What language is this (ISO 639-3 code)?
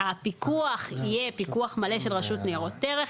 heb